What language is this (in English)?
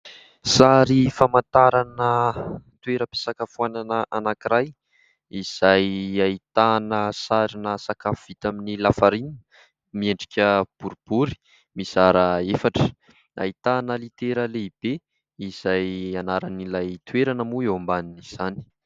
Malagasy